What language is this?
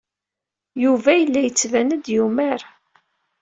Kabyle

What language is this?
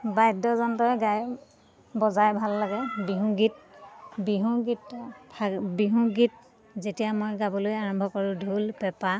Assamese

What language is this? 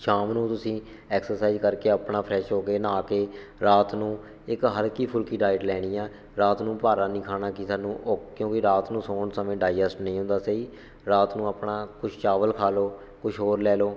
Punjabi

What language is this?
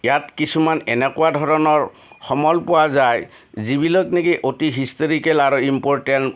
Assamese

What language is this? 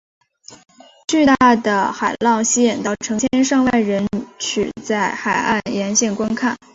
Chinese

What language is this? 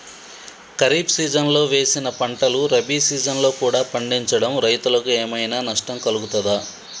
Telugu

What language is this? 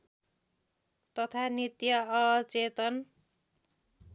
Nepali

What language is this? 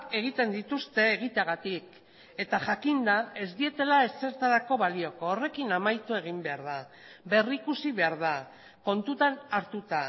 Basque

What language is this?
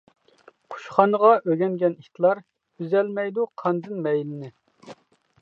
Uyghur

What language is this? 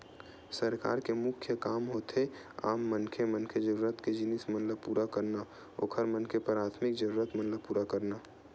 Chhattisgarhi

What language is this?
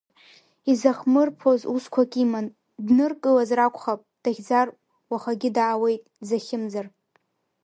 Abkhazian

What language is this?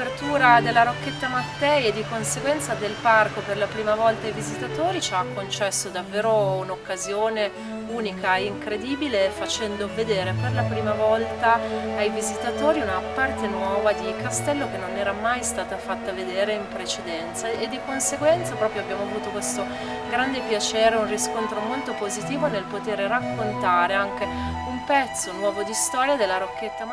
Italian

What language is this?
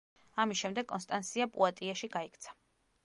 Georgian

